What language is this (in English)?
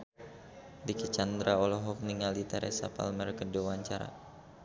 Sundanese